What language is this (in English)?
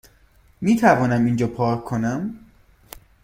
Persian